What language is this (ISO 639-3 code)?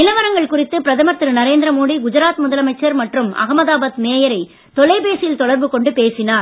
tam